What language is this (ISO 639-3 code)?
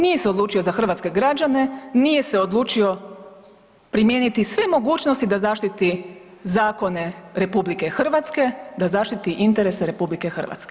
hrv